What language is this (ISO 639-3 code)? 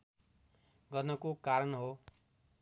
nep